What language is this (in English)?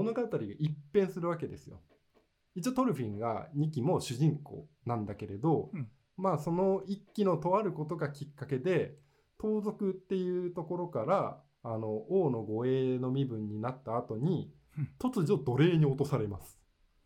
Japanese